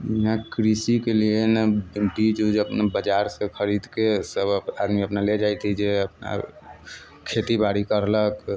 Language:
Maithili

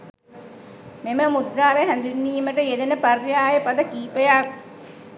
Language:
Sinhala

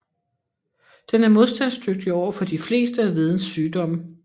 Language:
Danish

